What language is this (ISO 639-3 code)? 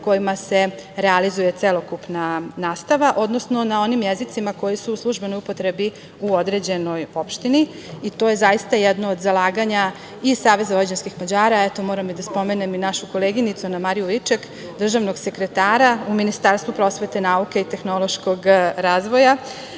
srp